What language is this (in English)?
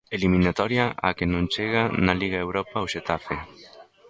Galician